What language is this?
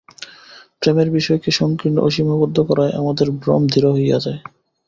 Bangla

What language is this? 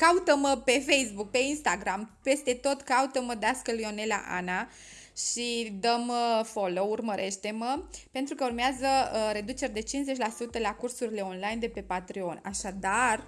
Romanian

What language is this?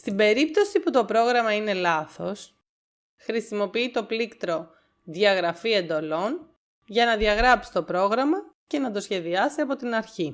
Greek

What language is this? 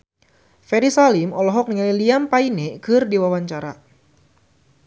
Sundanese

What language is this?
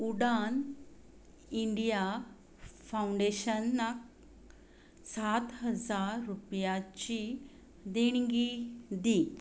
Konkani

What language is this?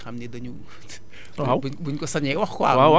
Wolof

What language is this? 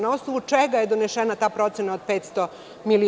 Serbian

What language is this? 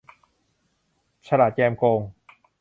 Thai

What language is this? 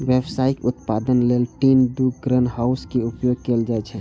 Maithili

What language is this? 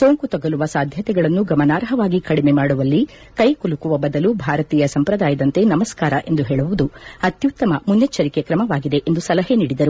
Kannada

